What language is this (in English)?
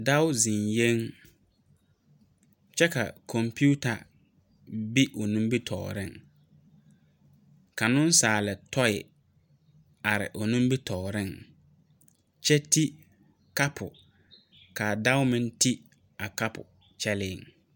Southern Dagaare